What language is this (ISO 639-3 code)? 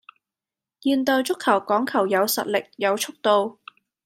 yue